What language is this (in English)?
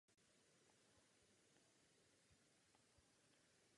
Czech